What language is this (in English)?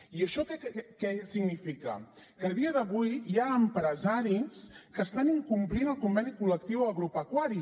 Catalan